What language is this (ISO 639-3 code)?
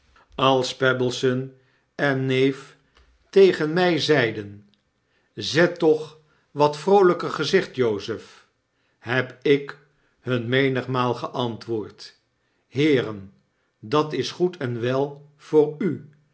nld